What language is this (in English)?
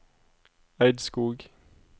Norwegian